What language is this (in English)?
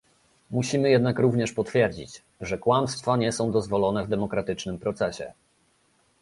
Polish